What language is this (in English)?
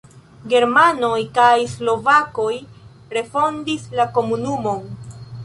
Esperanto